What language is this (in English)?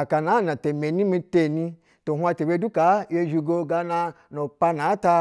Basa (Nigeria)